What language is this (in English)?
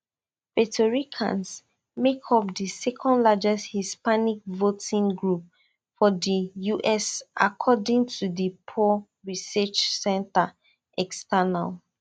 Nigerian Pidgin